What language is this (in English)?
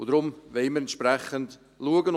Swiss German